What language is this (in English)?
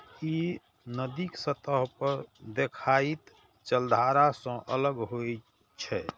Maithili